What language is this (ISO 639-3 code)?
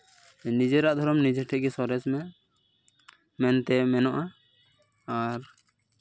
sat